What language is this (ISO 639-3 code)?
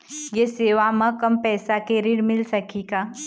hne